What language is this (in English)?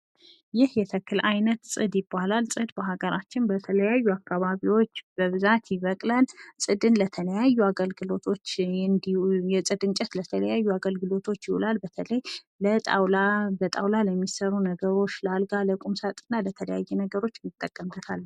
Amharic